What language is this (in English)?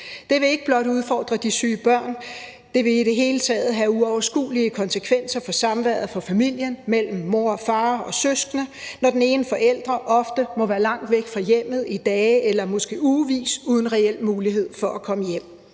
Danish